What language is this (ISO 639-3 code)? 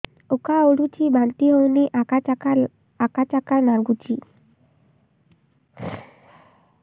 ori